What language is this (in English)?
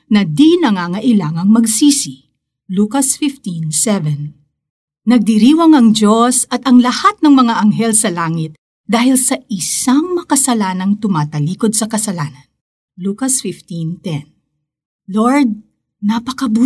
Filipino